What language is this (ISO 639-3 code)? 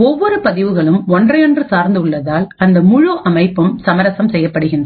tam